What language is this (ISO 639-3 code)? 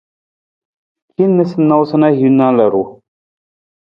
nmz